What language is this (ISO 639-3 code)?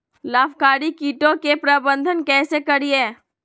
mag